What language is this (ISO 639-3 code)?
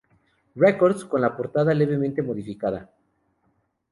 spa